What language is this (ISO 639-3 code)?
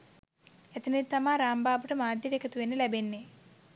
sin